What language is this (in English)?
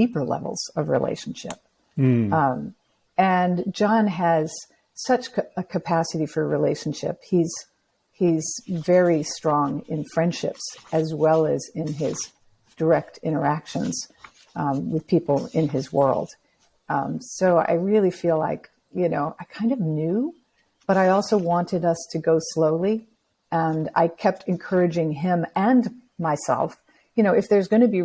English